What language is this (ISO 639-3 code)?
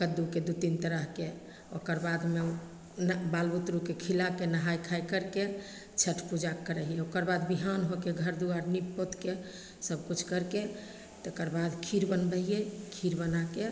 mai